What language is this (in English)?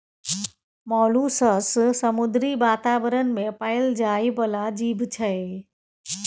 Maithili